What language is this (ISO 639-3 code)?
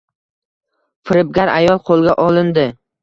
uzb